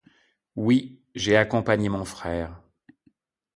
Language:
French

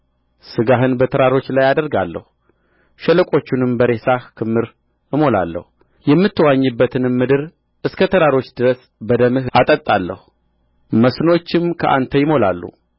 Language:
Amharic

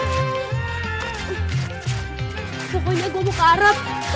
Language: Indonesian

